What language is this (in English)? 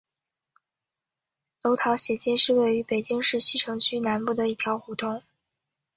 Chinese